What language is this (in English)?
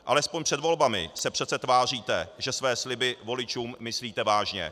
Czech